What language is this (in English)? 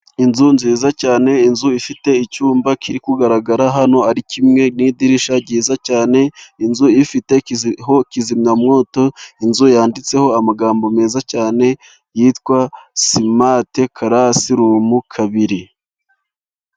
Kinyarwanda